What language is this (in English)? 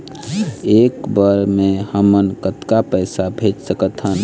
Chhattisgarhi